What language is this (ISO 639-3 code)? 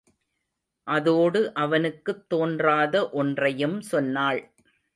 tam